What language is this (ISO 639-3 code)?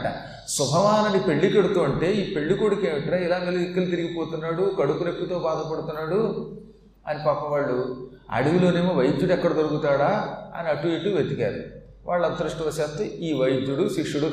tel